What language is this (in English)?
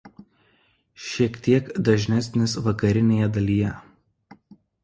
Lithuanian